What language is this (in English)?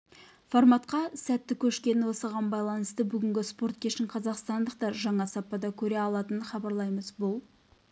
Kazakh